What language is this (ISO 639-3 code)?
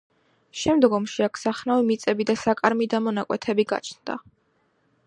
kat